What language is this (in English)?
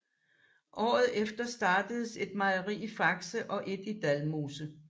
Danish